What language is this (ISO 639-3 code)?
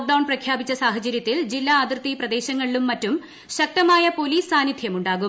mal